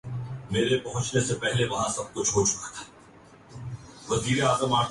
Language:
Urdu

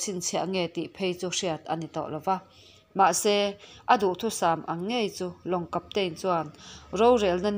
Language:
Vietnamese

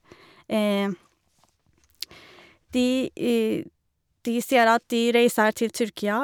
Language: Norwegian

